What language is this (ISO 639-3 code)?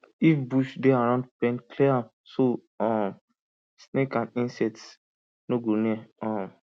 pcm